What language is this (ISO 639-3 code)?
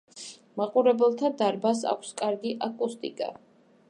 kat